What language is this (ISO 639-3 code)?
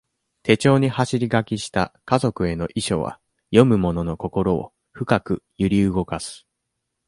jpn